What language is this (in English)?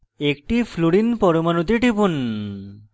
Bangla